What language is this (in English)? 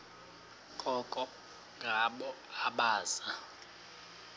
Xhosa